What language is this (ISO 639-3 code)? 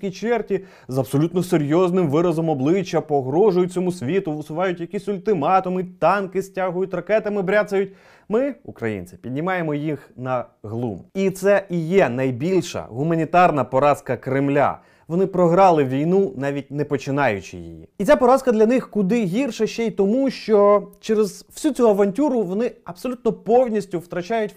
ukr